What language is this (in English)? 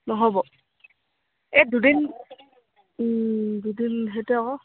Assamese